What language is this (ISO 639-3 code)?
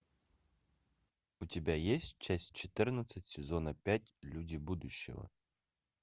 rus